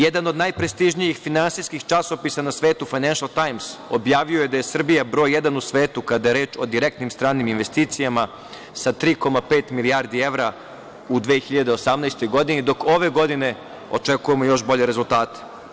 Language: Serbian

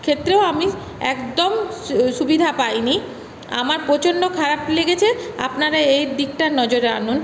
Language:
Bangla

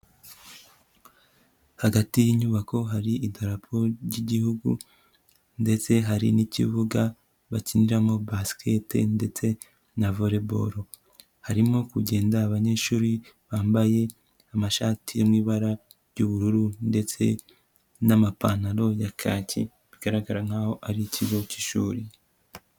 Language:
Kinyarwanda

